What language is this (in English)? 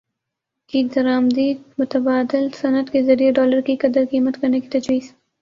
Urdu